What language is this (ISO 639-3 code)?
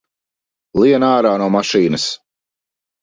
lav